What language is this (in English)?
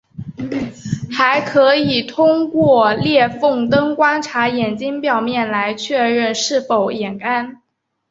Chinese